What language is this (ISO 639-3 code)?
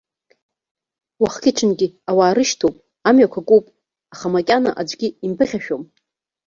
abk